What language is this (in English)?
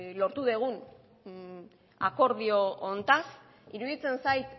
Basque